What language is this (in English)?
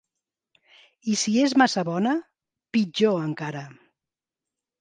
Catalan